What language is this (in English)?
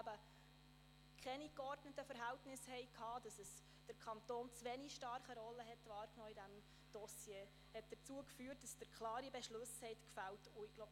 Swiss German